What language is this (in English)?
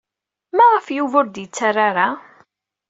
Kabyle